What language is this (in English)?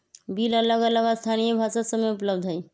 Magahi